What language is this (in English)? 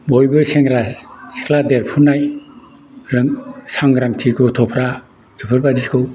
Bodo